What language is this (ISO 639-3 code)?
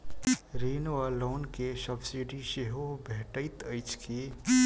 mai